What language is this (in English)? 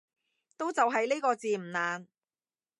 Cantonese